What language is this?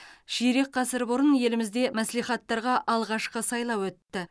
Kazakh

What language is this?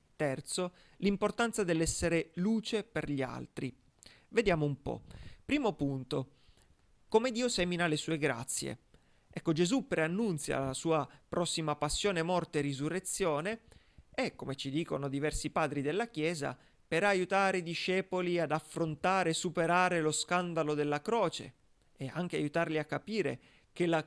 Italian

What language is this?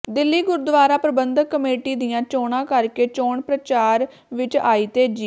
Punjabi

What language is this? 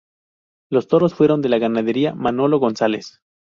Spanish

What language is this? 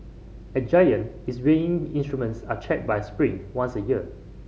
English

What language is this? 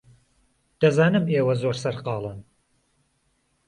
Central Kurdish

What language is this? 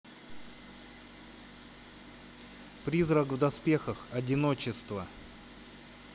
Russian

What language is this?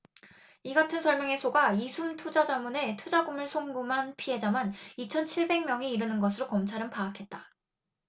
Korean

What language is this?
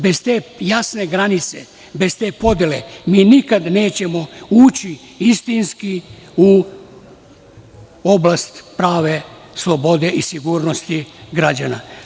Serbian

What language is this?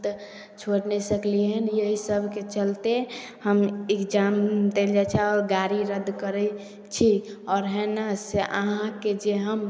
Maithili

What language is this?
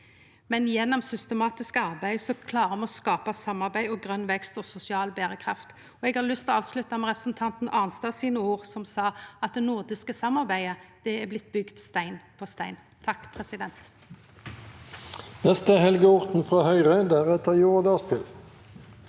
Norwegian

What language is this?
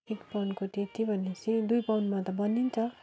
Nepali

